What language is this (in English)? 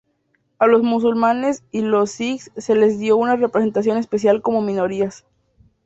Spanish